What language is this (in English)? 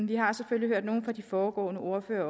Danish